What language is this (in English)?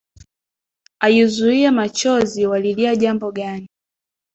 Swahili